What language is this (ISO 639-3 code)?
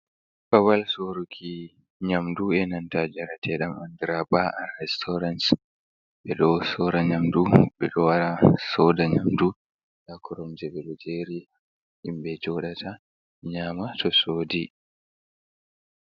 ful